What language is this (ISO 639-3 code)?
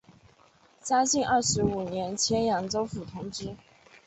zho